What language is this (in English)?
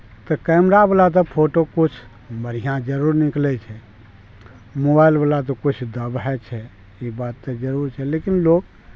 Maithili